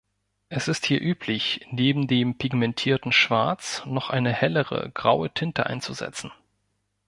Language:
German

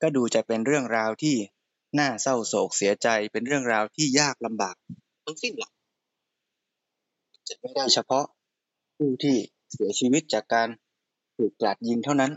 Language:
Thai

